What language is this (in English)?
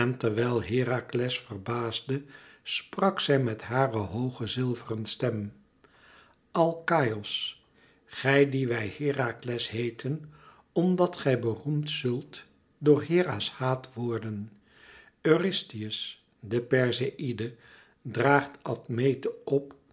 Dutch